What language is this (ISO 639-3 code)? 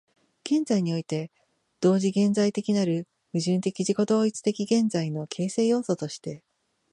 jpn